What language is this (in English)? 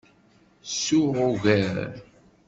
Kabyle